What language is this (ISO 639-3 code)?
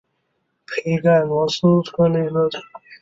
zho